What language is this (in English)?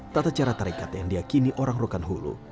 Indonesian